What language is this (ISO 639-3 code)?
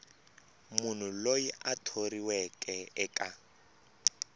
tso